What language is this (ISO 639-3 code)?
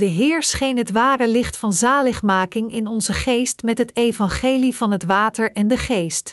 nld